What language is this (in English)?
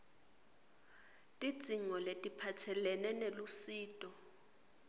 Swati